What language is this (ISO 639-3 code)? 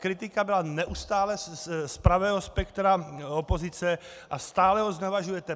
ces